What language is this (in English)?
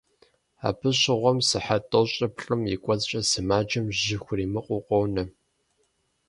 Kabardian